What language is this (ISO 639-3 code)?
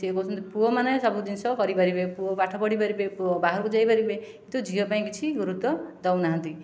ori